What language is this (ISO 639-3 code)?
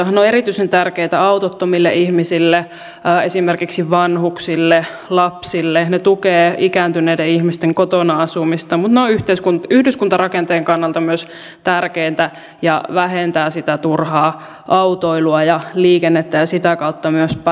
fin